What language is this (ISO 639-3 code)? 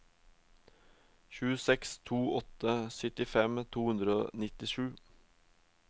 nor